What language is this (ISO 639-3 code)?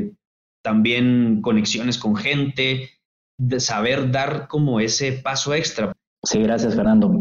spa